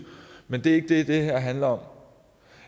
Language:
Danish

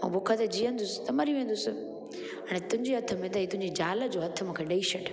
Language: Sindhi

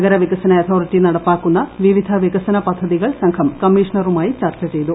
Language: Malayalam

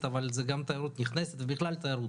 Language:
Hebrew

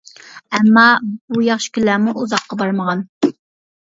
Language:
Uyghur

